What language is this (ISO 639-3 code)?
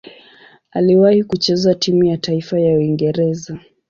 swa